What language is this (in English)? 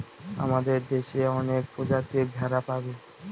Bangla